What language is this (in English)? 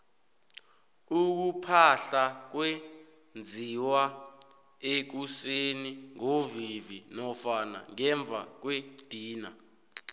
South Ndebele